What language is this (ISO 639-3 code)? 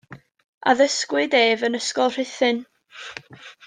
cym